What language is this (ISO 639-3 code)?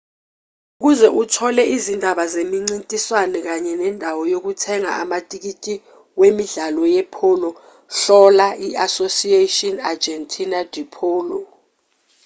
zul